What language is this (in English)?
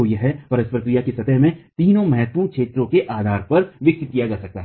Hindi